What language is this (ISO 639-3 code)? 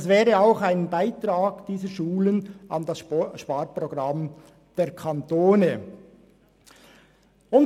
gsw